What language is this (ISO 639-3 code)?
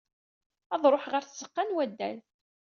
kab